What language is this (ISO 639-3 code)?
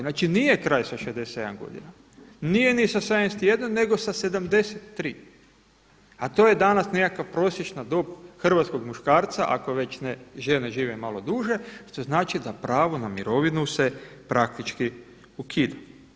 hrv